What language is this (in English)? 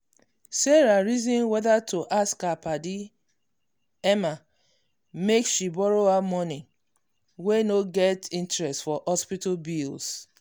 Nigerian Pidgin